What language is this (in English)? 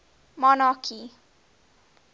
English